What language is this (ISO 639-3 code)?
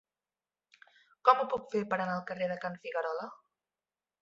cat